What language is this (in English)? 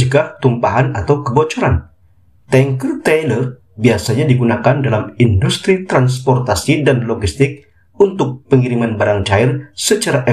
Indonesian